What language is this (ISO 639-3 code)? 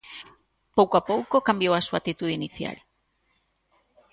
glg